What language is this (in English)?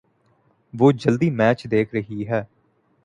Urdu